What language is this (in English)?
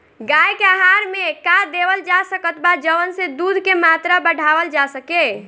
Bhojpuri